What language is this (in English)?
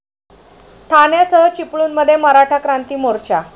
Marathi